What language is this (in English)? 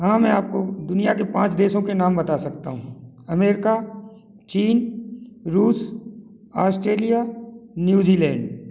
Hindi